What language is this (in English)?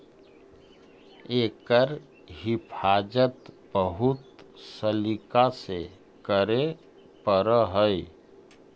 Magahi